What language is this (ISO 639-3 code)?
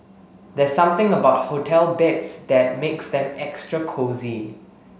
eng